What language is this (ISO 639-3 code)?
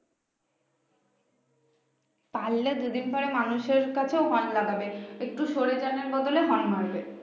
ben